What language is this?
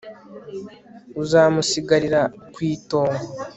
Kinyarwanda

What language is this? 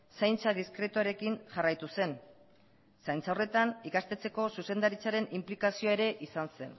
Basque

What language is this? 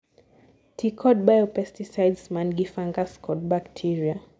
Luo (Kenya and Tanzania)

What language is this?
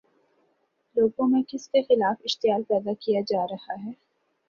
Urdu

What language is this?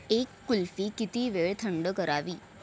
Marathi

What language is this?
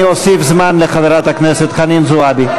Hebrew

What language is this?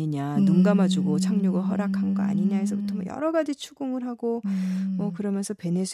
Korean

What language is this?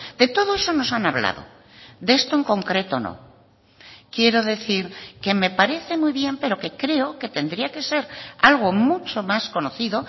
Spanish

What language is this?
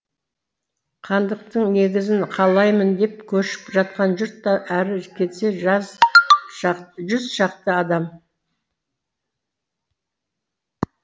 Kazakh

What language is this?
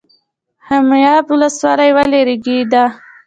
Pashto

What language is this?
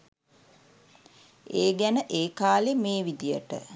Sinhala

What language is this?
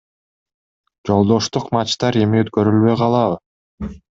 Kyrgyz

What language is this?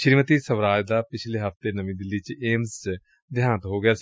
Punjabi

